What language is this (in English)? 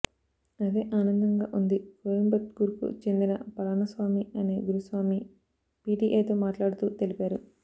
Telugu